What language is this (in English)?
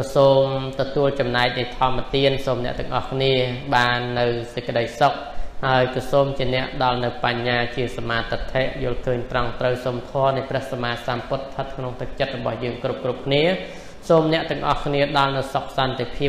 Thai